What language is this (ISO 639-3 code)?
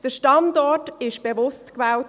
gsw